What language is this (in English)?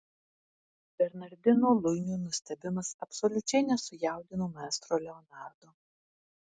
Lithuanian